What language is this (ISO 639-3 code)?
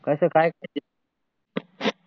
mar